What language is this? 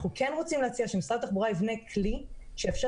Hebrew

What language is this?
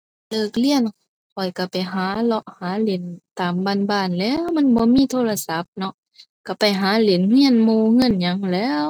Thai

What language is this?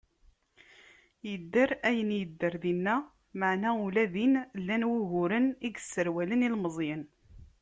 Kabyle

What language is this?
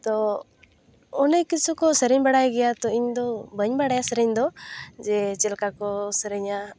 Santali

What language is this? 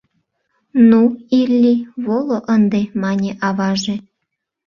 Mari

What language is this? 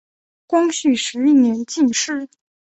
Chinese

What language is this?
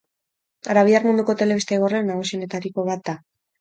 Basque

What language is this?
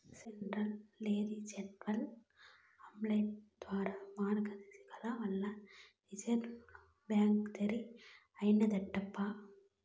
Telugu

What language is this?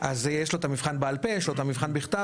Hebrew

